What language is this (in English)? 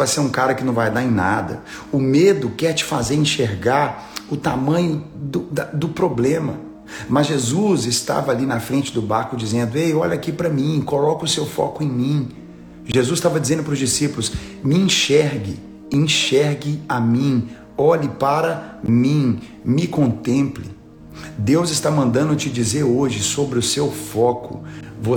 Portuguese